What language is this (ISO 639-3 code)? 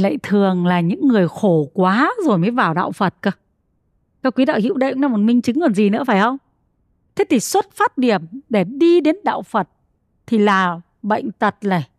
vie